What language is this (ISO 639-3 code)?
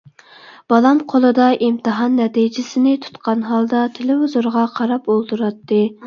uig